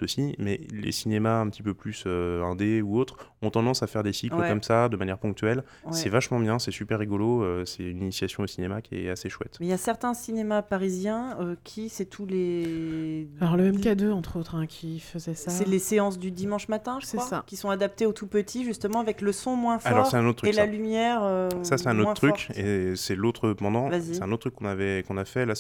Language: French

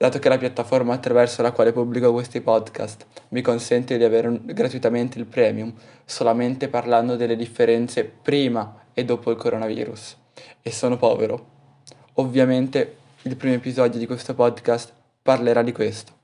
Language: Italian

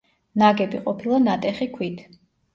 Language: Georgian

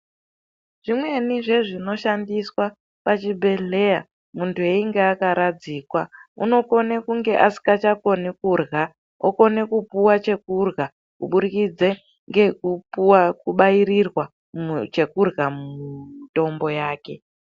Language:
Ndau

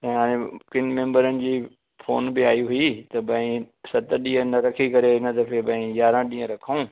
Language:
Sindhi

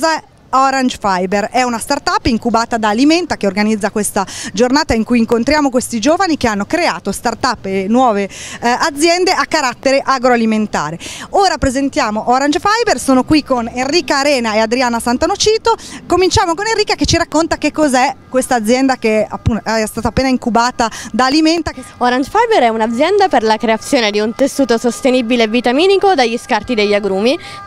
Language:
Italian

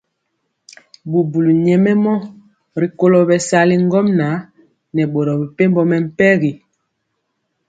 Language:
Mpiemo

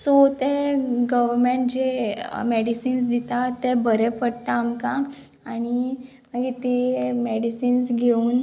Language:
Konkani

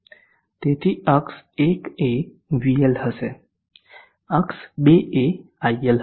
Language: Gujarati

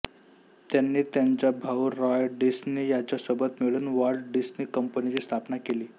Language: Marathi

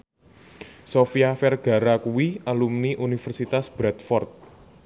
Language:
Javanese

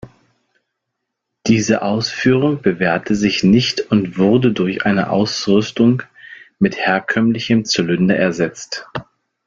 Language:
German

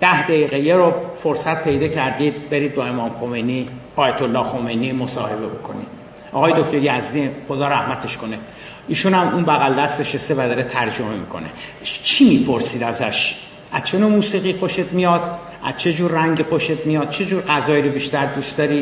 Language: Persian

